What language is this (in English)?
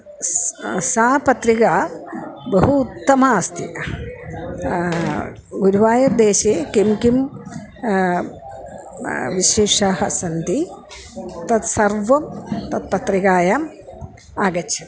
Sanskrit